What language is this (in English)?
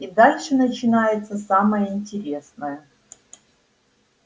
Russian